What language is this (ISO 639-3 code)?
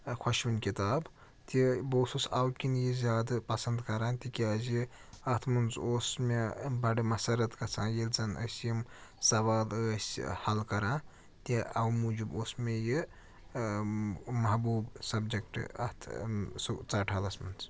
kas